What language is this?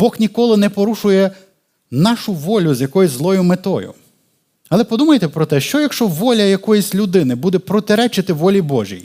Ukrainian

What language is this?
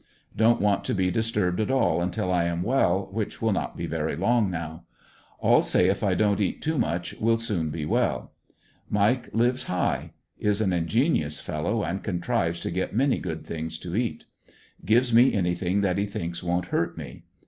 English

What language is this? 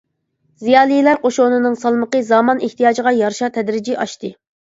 Uyghur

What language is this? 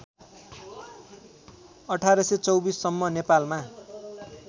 Nepali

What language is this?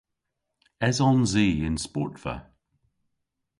Cornish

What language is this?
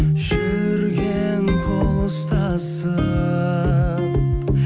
Kazakh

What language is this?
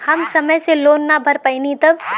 Bhojpuri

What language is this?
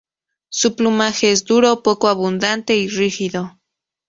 Spanish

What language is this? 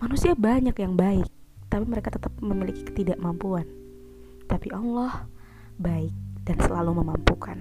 Indonesian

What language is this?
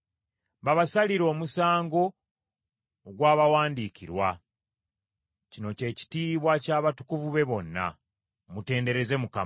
Ganda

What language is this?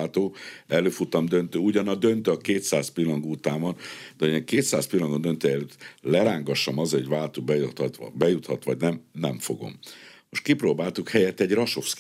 Hungarian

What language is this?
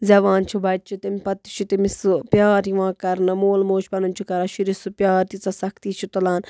Kashmiri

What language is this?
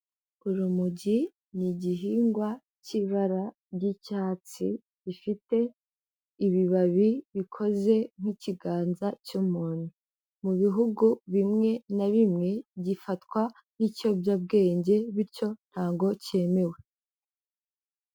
Kinyarwanda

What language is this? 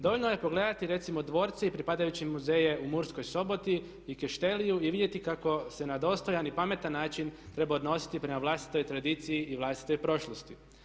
Croatian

